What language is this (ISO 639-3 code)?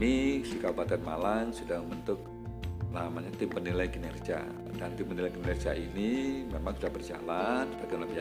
ind